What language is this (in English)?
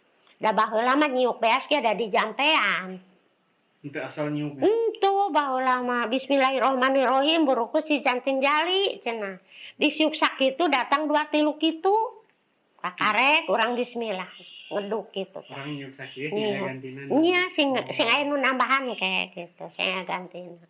Indonesian